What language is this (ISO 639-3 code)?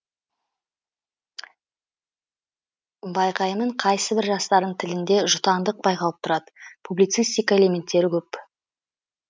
kaz